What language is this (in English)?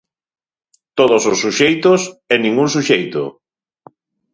Galician